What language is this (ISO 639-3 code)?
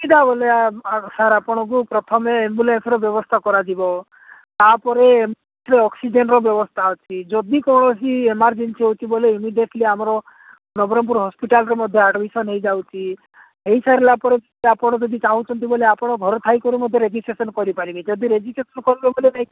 ori